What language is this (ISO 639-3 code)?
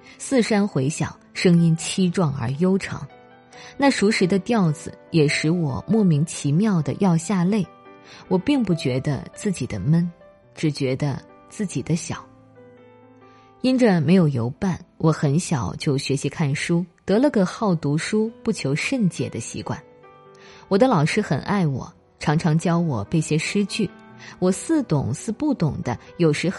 zho